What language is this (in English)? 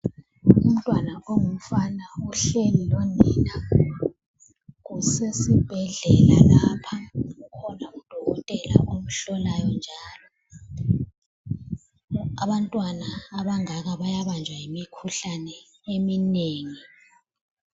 North Ndebele